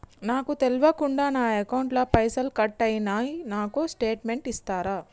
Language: Telugu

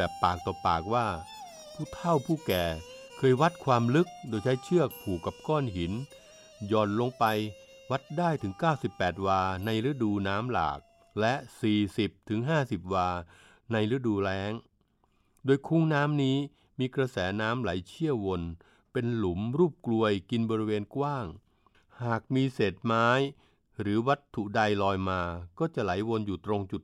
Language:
Thai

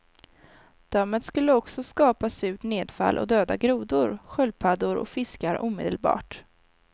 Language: Swedish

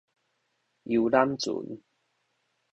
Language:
Min Nan Chinese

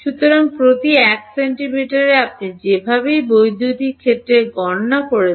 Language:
Bangla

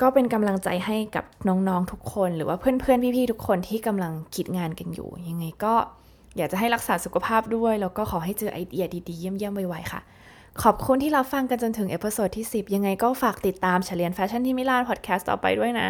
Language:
Thai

